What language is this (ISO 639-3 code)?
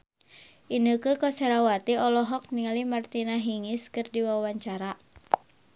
sun